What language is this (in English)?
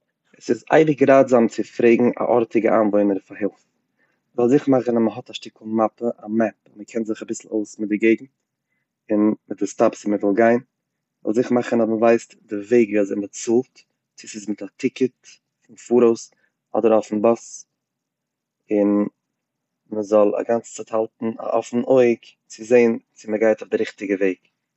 Yiddish